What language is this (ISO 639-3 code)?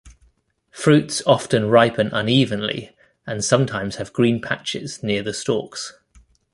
eng